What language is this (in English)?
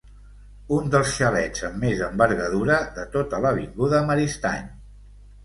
Catalan